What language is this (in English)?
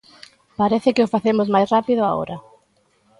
Galician